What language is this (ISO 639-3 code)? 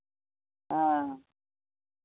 mai